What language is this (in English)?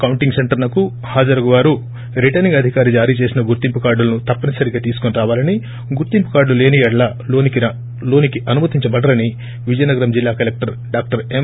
Telugu